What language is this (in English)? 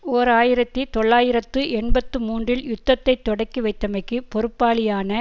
Tamil